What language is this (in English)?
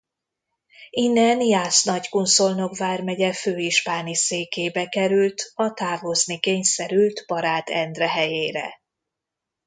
Hungarian